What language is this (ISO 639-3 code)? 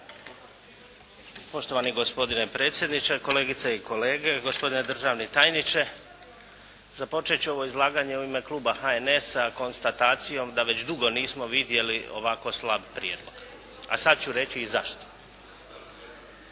hrv